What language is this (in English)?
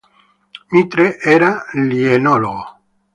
Italian